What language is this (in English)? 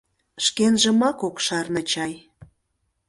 Mari